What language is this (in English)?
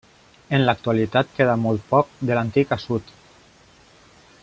Catalan